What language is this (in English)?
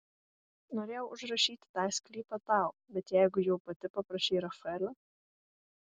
Lithuanian